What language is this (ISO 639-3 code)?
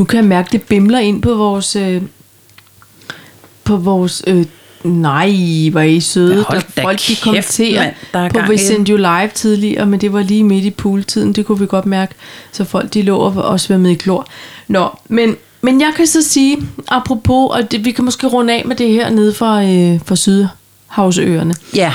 dan